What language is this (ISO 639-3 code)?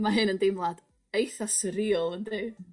cym